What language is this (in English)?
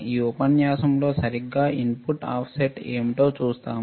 Telugu